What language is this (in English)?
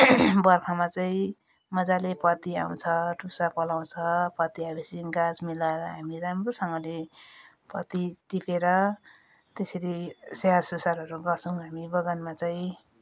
Nepali